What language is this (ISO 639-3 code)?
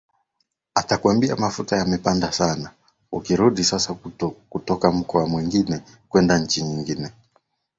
swa